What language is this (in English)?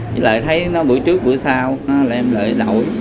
Vietnamese